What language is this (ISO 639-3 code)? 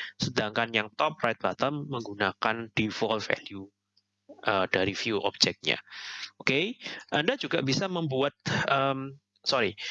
ind